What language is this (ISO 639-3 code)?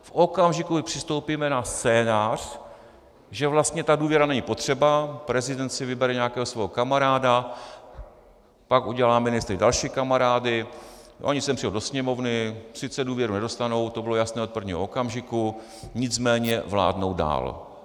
ces